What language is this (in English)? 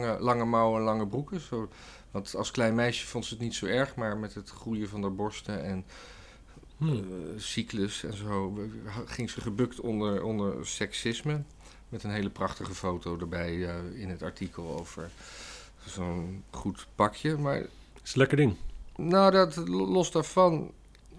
Dutch